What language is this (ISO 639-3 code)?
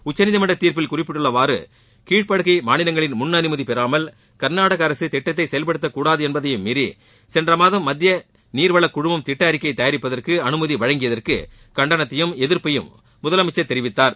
tam